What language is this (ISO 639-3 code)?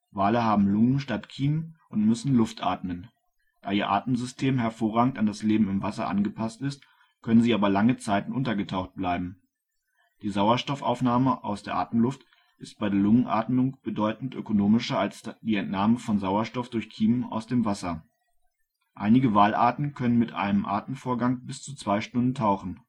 deu